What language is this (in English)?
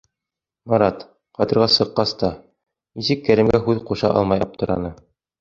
Bashkir